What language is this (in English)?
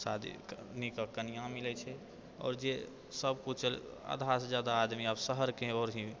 Maithili